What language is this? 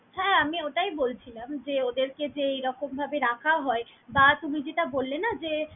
Bangla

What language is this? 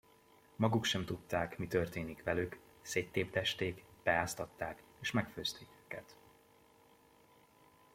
Hungarian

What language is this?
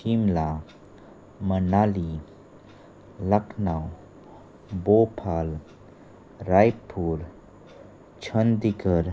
Konkani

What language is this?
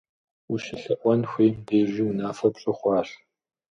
Kabardian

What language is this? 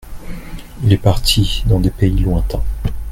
French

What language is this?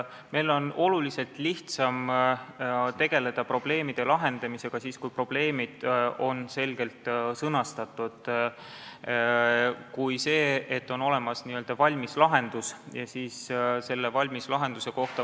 Estonian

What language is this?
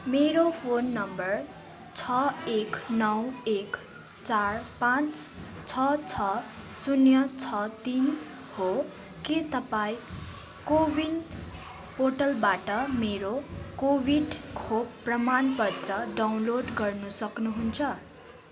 Nepali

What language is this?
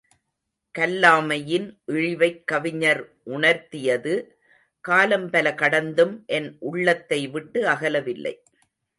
Tamil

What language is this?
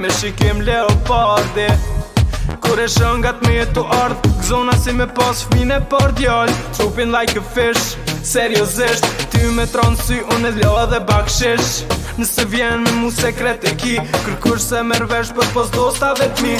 Arabic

